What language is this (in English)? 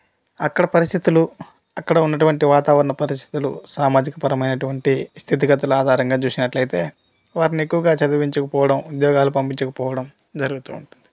Telugu